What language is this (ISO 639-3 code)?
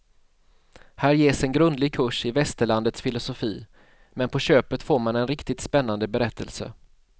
swe